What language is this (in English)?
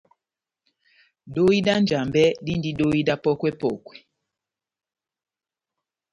Batanga